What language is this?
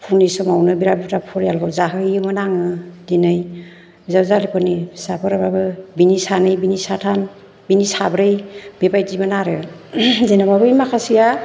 Bodo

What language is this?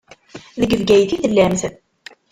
Kabyle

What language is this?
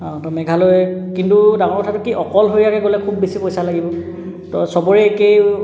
Assamese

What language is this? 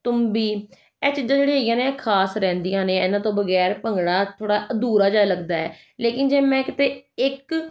Punjabi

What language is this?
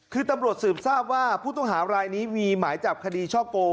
Thai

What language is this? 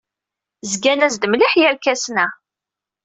Kabyle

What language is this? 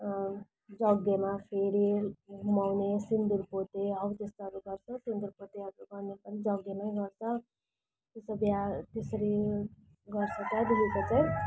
Nepali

